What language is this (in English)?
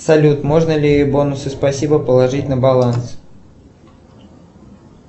Russian